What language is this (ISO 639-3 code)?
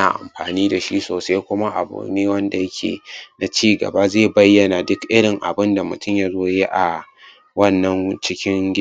hau